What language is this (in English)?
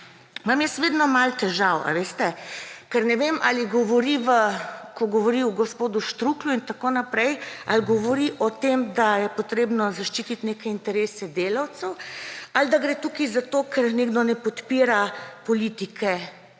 Slovenian